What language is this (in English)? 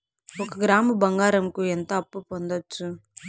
Telugu